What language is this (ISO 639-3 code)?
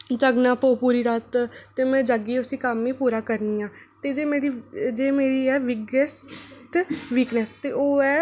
doi